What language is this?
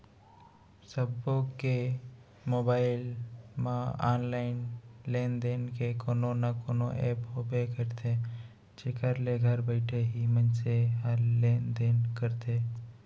Chhattisgarhi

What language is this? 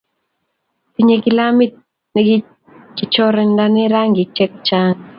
Kalenjin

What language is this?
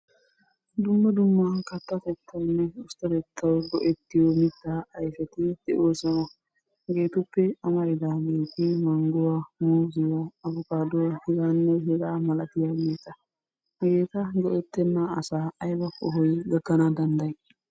Wolaytta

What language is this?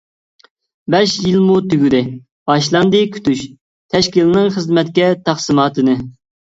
Uyghur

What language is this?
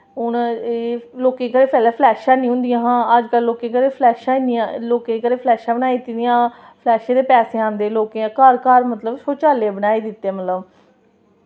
Dogri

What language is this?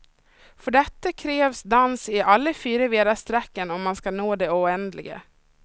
Swedish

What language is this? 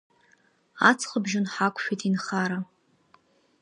Abkhazian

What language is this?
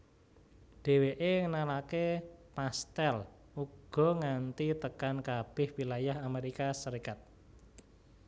Javanese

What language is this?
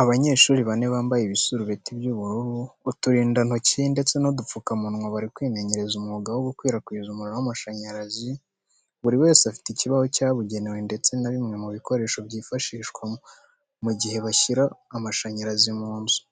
Kinyarwanda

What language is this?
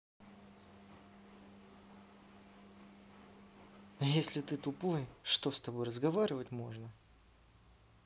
Russian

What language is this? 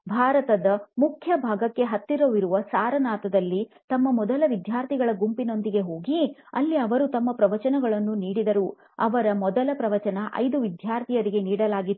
Kannada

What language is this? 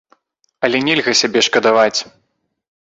Belarusian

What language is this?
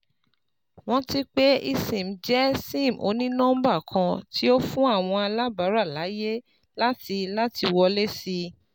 Yoruba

